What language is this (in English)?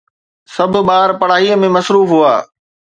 Sindhi